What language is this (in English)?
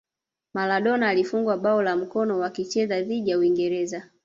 Swahili